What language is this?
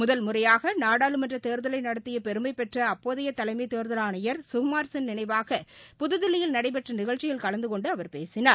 Tamil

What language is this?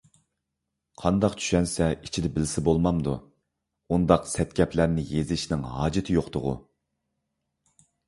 Uyghur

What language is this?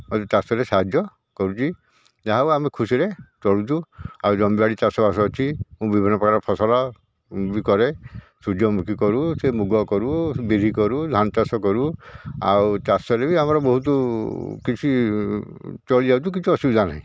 Odia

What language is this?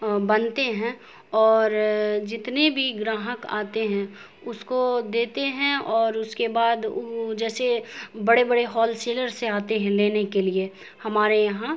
Urdu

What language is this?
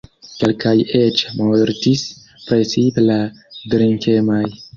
Esperanto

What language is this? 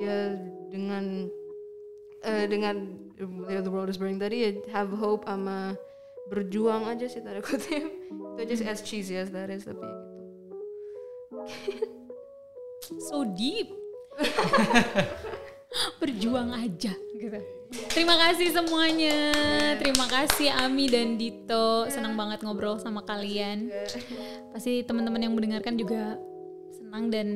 Indonesian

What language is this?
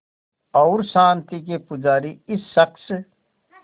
Hindi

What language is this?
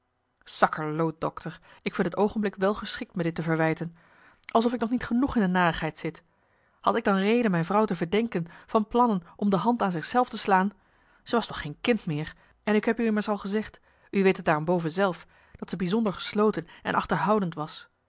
Dutch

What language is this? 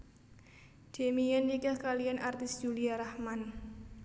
Javanese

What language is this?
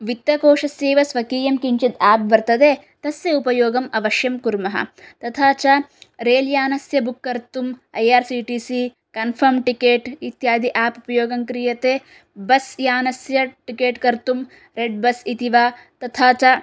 Sanskrit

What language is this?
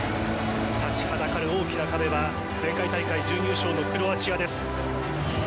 Japanese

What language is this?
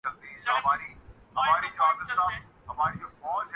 Urdu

